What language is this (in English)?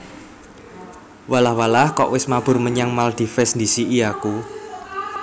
Javanese